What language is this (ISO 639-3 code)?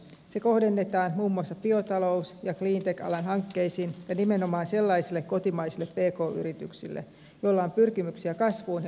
fin